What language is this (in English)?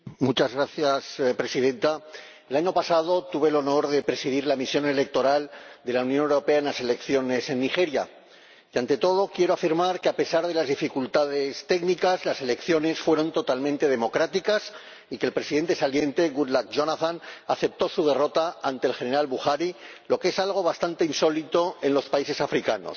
Spanish